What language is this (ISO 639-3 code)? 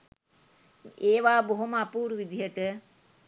sin